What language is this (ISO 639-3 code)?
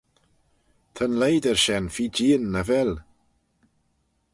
glv